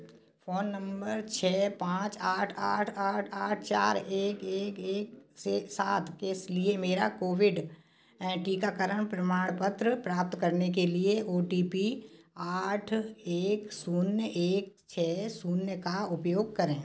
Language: Hindi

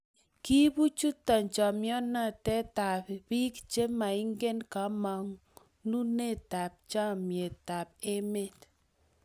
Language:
Kalenjin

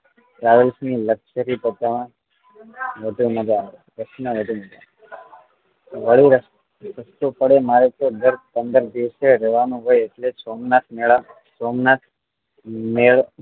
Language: Gujarati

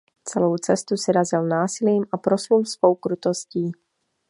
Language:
Czech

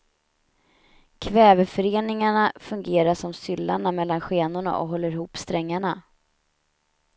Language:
Swedish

